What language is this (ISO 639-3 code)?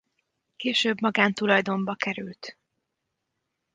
hun